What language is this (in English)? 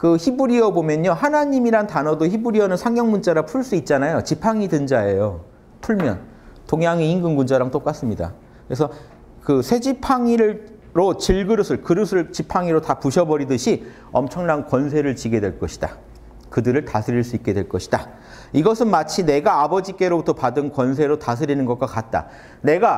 Korean